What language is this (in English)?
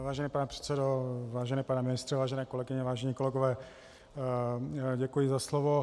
Czech